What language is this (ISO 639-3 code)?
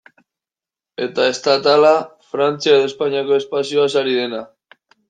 eus